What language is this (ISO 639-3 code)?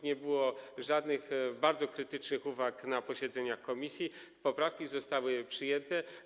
pol